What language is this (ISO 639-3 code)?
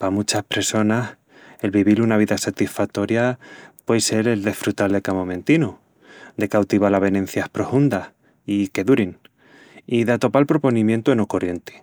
ext